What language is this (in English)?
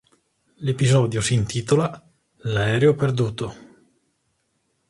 Italian